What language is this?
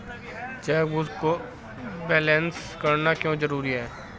Hindi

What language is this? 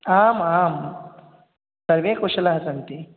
Sanskrit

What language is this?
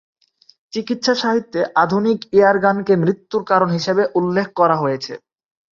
Bangla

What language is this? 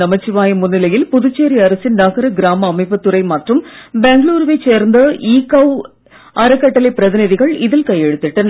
Tamil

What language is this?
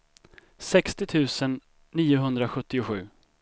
Swedish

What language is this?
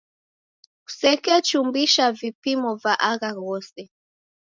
Taita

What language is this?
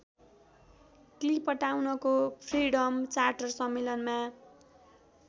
Nepali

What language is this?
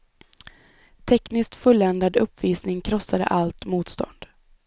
Swedish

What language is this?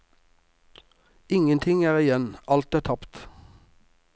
Norwegian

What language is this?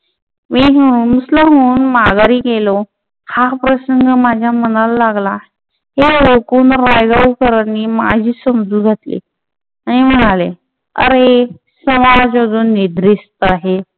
Marathi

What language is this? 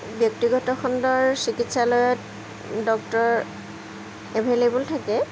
Assamese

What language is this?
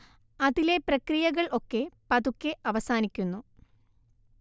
Malayalam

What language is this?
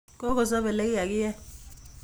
Kalenjin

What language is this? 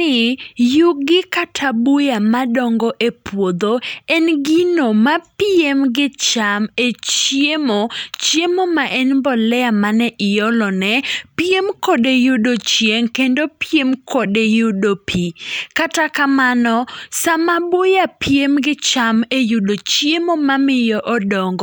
Luo (Kenya and Tanzania)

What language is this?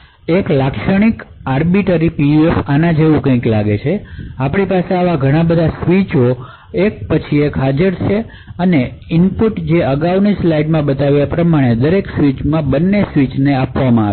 Gujarati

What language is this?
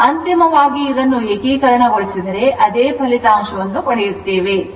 Kannada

